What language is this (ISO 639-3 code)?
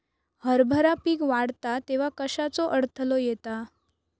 mar